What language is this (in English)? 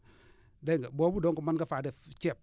Wolof